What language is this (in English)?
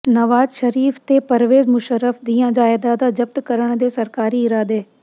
Punjabi